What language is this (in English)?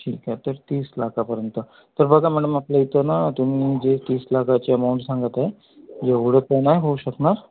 Marathi